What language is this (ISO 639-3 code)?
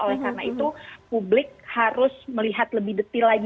ind